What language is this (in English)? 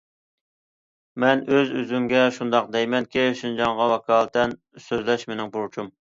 Uyghur